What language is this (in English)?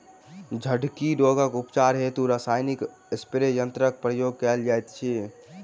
Maithili